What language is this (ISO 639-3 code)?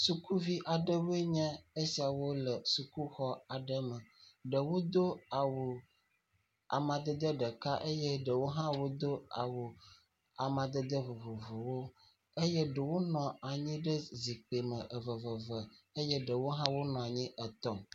ewe